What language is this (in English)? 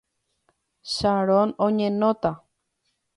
Guarani